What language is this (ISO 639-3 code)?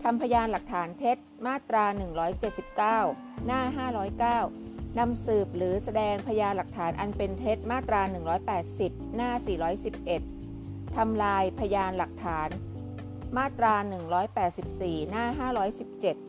tha